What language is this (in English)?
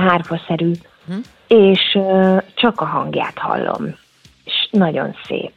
Hungarian